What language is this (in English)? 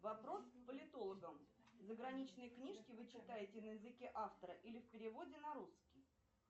Russian